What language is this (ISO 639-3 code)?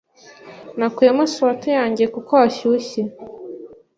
kin